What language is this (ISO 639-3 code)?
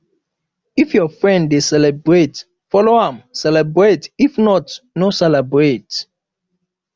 pcm